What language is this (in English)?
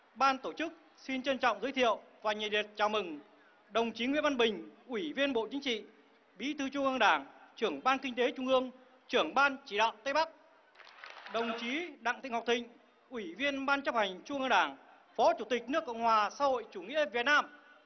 Vietnamese